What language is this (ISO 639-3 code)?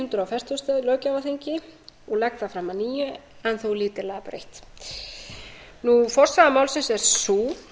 isl